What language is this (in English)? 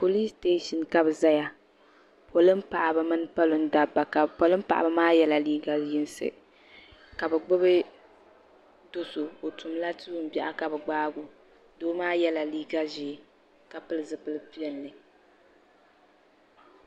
Dagbani